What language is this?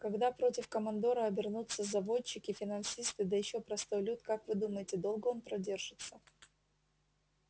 Russian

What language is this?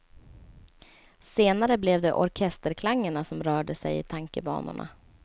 Swedish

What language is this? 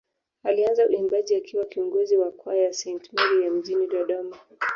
Swahili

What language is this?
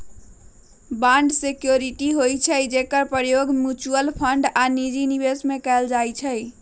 Magahi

